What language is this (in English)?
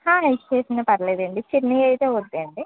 Telugu